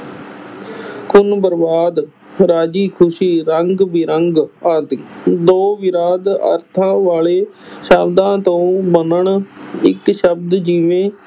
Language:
Punjabi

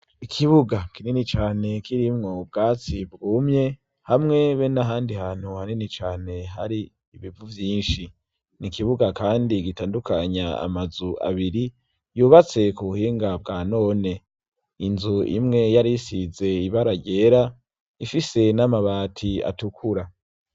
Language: Rundi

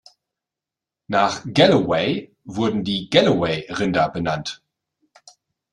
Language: German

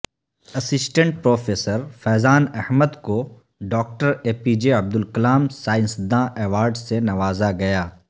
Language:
Urdu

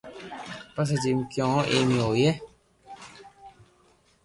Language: Loarki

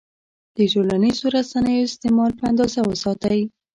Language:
Pashto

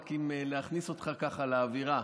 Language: Hebrew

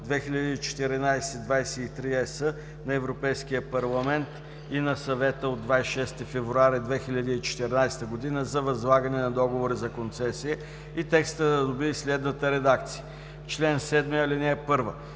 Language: Bulgarian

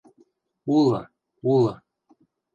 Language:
Western Mari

